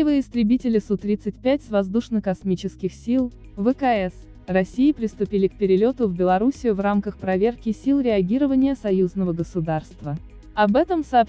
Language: Russian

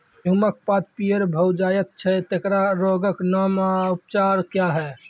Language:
Maithili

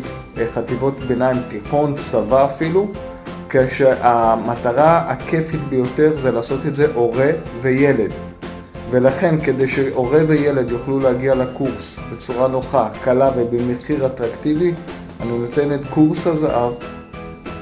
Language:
Hebrew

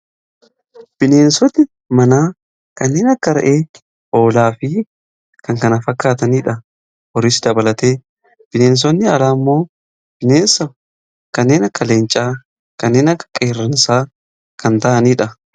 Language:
Oromo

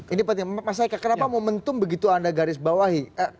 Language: Indonesian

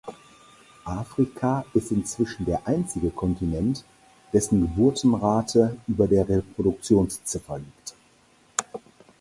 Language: German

